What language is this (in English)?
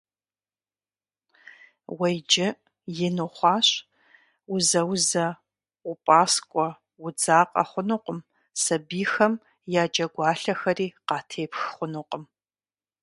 Kabardian